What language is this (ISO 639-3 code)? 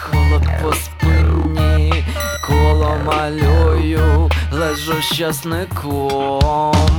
ukr